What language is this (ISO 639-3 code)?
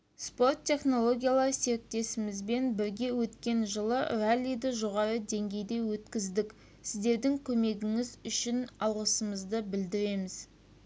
kaz